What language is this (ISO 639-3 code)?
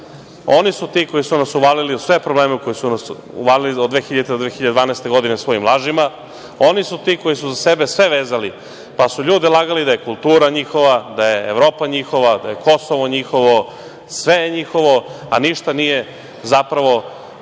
srp